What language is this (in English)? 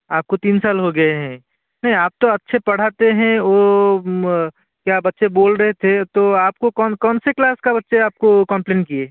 Hindi